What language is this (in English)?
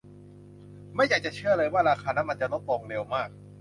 Thai